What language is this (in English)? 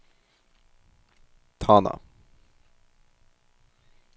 Norwegian